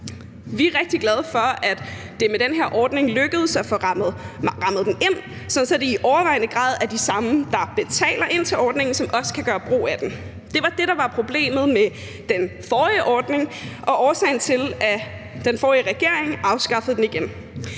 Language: Danish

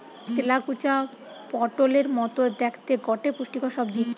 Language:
Bangla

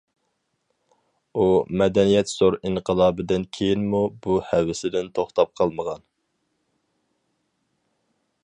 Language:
Uyghur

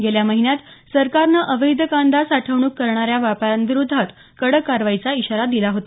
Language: Marathi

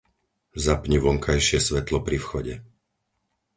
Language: Slovak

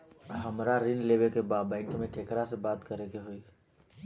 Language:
Bhojpuri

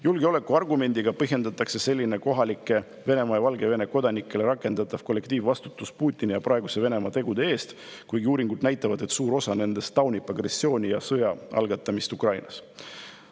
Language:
Estonian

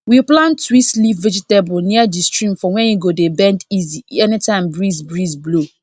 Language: Nigerian Pidgin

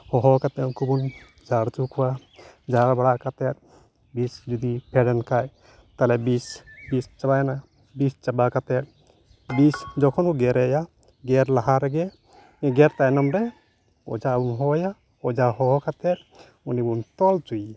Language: Santali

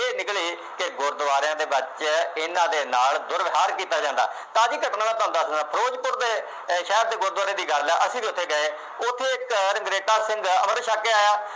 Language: Punjabi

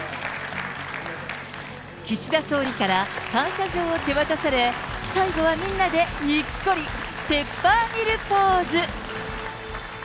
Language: Japanese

